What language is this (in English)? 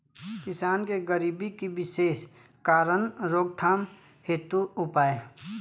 Bhojpuri